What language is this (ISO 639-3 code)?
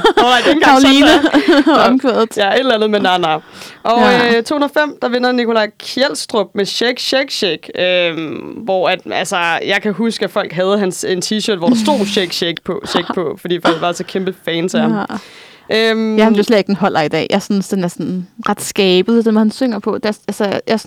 dan